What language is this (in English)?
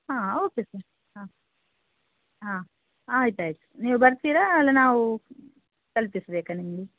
Kannada